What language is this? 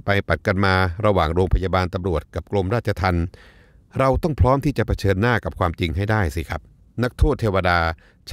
Thai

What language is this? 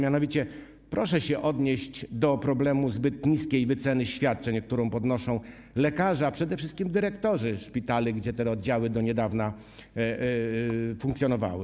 Polish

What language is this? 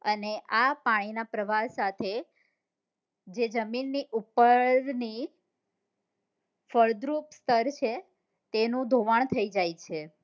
Gujarati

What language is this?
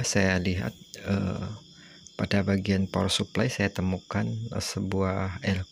Indonesian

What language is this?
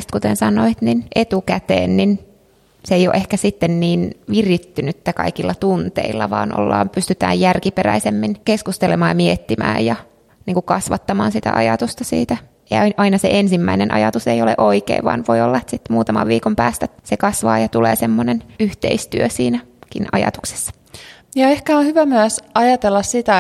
Finnish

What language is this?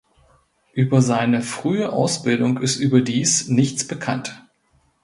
German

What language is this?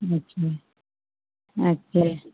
Hindi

